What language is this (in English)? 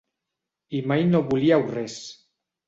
Catalan